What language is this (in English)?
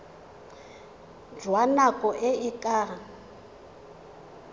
Tswana